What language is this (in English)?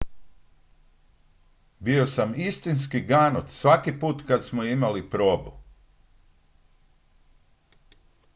Croatian